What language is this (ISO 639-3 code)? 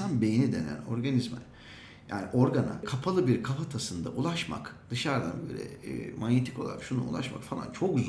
tur